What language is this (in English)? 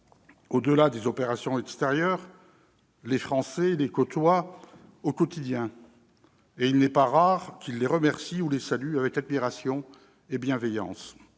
French